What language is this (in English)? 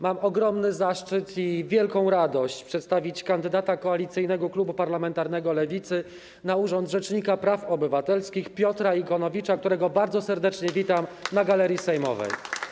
Polish